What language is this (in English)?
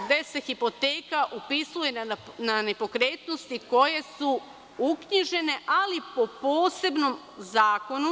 Serbian